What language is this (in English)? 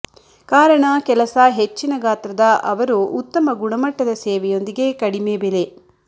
Kannada